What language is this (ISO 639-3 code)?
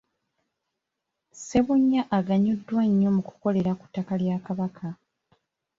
lug